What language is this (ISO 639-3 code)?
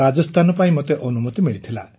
ori